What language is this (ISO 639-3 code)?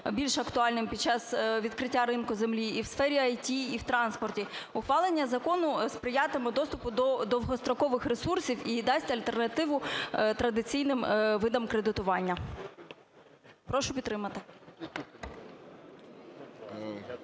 ukr